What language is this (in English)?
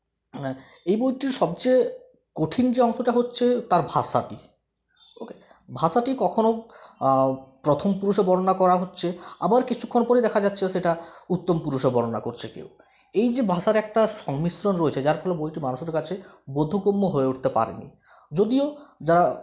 Bangla